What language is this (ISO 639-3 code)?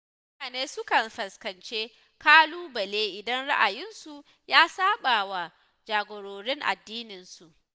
hau